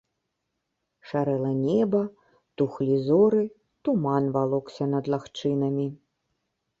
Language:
Belarusian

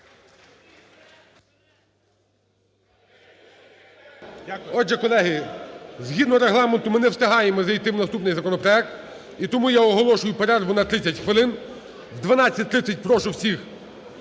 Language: Ukrainian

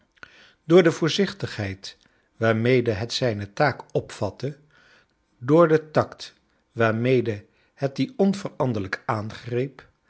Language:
Dutch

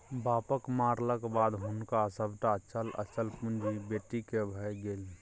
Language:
Maithili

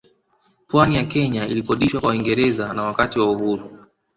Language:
Swahili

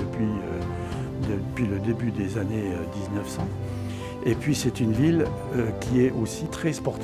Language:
French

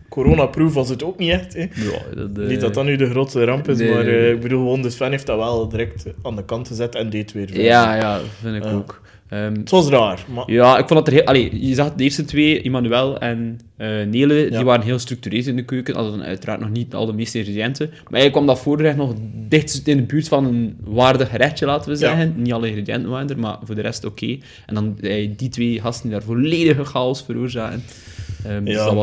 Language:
Dutch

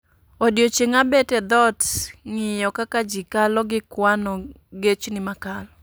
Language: Luo (Kenya and Tanzania)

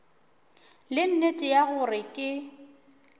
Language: Northern Sotho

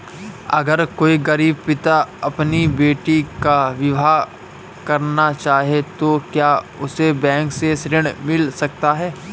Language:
Hindi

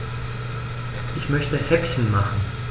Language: German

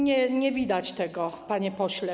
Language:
Polish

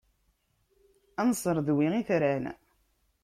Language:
Kabyle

